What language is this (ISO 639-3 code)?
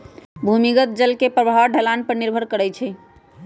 mag